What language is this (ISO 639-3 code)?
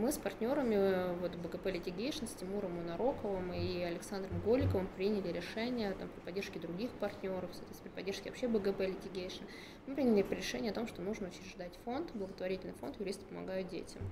rus